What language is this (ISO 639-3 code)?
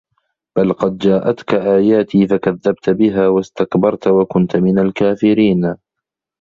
ara